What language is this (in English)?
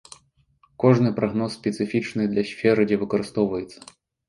Belarusian